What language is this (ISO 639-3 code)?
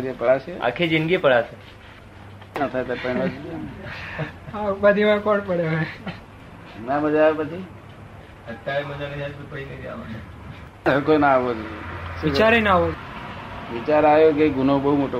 guj